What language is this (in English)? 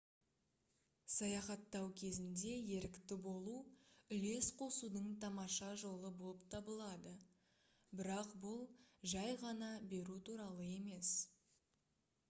Kazakh